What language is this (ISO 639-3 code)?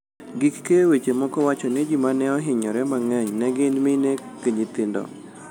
luo